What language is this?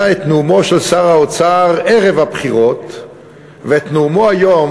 Hebrew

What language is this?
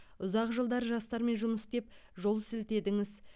Kazakh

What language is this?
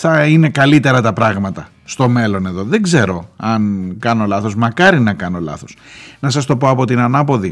Greek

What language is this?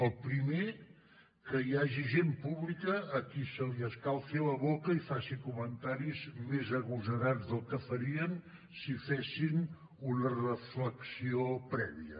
Catalan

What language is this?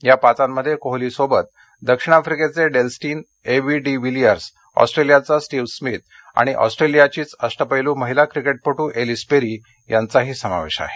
Marathi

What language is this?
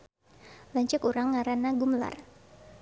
Sundanese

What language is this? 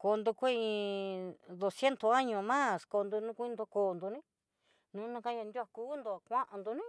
Southeastern Nochixtlán Mixtec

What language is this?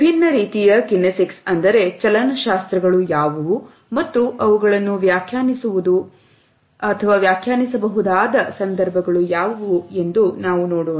Kannada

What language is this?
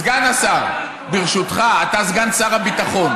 Hebrew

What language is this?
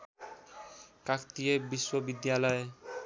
Nepali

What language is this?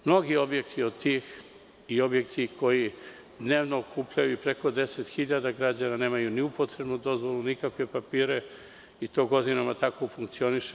Serbian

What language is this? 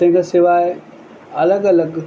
Sindhi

